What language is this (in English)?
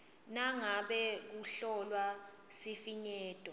Swati